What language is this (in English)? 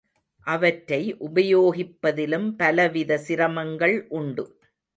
Tamil